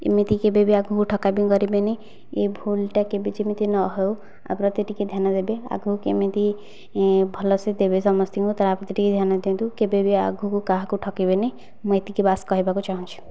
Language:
Odia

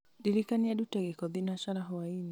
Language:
Kikuyu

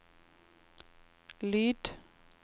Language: Norwegian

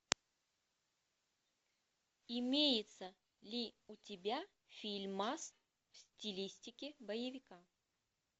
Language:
Russian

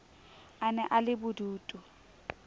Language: Southern Sotho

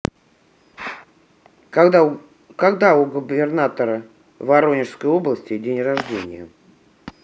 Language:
Russian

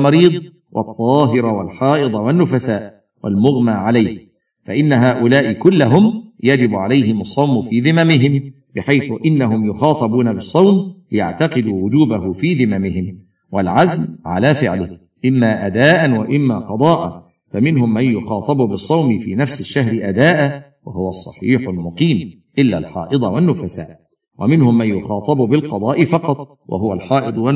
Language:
Arabic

